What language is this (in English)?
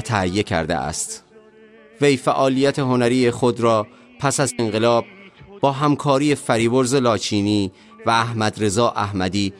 Persian